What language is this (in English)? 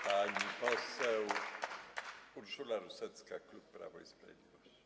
Polish